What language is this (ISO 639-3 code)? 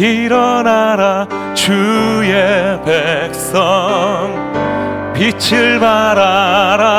kor